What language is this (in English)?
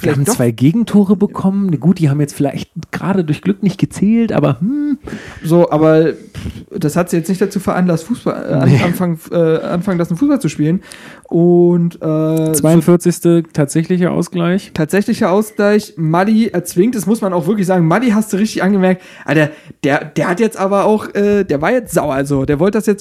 German